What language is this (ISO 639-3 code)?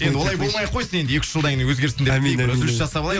kaz